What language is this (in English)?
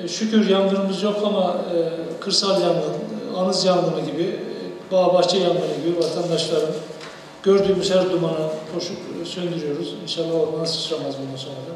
Turkish